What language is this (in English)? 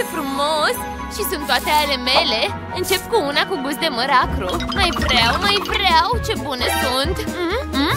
Romanian